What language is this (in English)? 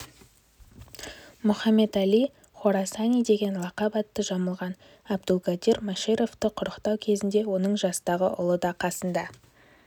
Kazakh